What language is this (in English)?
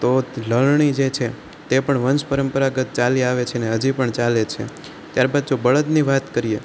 Gujarati